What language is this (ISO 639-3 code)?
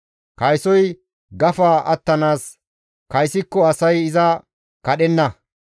gmv